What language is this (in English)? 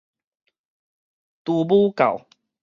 Min Nan Chinese